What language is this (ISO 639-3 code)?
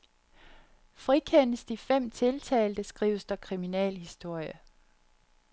dan